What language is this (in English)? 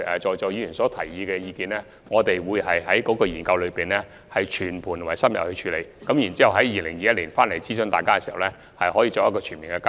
Cantonese